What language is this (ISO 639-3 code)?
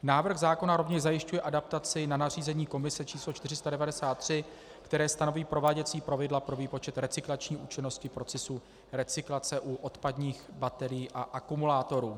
ces